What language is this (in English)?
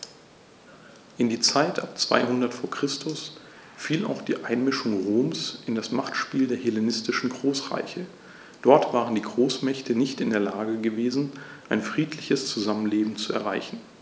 German